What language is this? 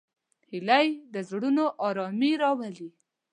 Pashto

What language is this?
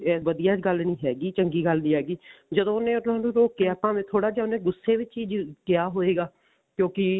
Punjabi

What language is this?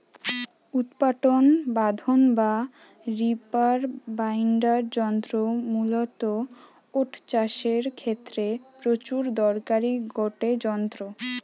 Bangla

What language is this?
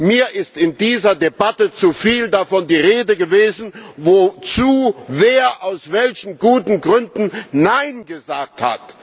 German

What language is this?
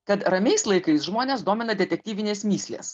Lithuanian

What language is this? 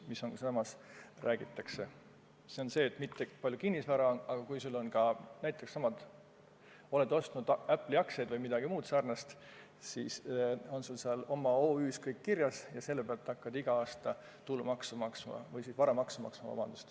Estonian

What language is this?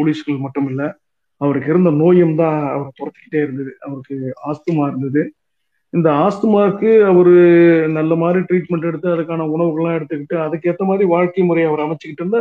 Tamil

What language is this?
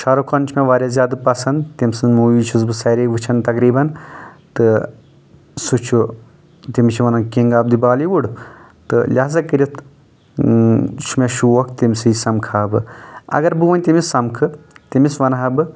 Kashmiri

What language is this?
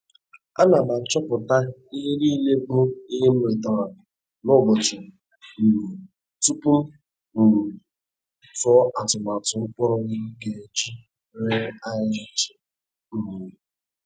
Igbo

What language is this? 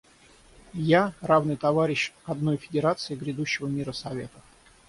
Russian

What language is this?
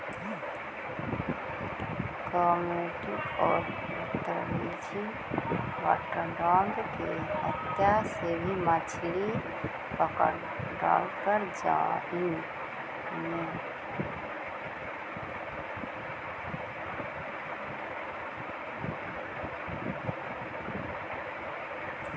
Magahi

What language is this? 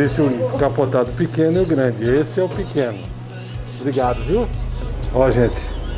Portuguese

